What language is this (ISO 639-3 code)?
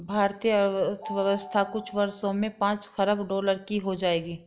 hin